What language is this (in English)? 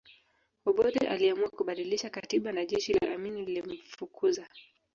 Swahili